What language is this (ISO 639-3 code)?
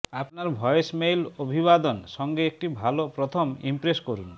ben